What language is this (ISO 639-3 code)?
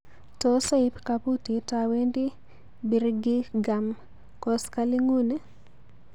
kln